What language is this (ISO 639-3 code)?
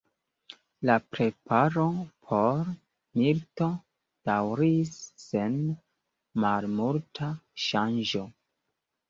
epo